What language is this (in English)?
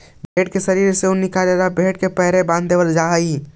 Magahi